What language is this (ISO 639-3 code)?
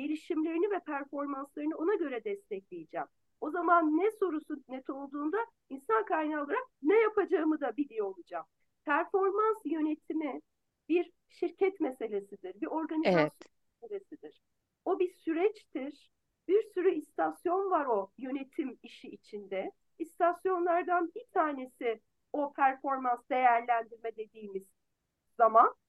tur